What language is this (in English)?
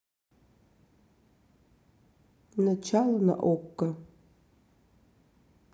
Russian